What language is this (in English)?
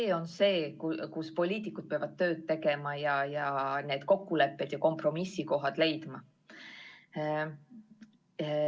Estonian